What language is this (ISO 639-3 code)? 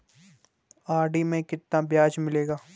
hin